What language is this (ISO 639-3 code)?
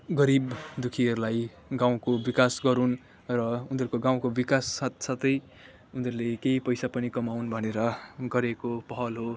nep